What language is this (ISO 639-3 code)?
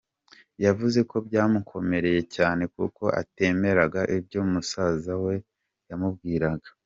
kin